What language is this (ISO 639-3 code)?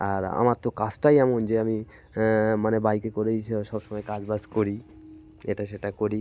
ben